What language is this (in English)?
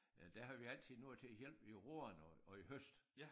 Danish